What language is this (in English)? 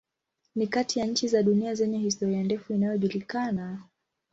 Swahili